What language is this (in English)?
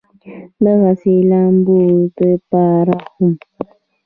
Pashto